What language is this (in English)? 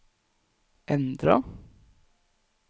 Norwegian